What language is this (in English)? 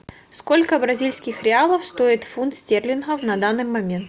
Russian